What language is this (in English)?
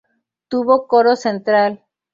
Spanish